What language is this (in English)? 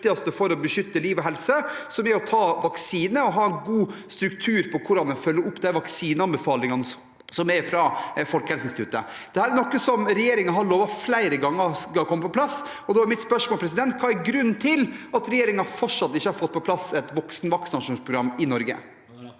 Norwegian